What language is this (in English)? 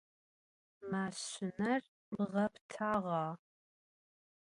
Adyghe